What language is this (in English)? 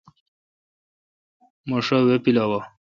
Kalkoti